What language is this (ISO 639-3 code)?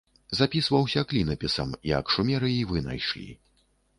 bel